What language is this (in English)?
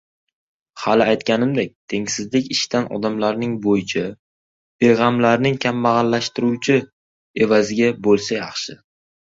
Uzbek